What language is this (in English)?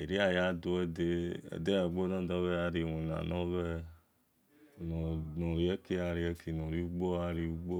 Esan